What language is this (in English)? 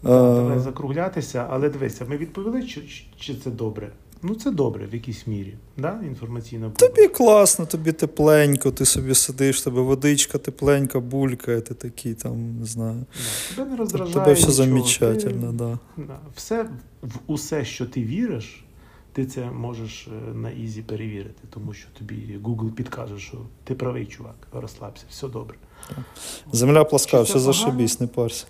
Ukrainian